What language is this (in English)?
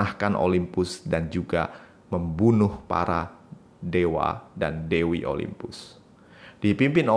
Indonesian